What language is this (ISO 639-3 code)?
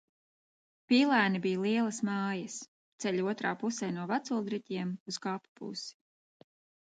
lav